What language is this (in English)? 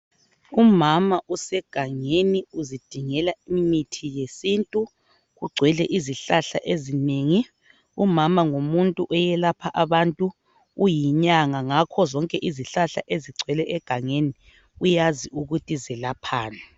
North Ndebele